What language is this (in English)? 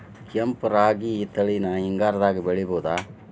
Kannada